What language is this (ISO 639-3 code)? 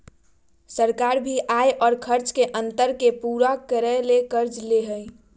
mag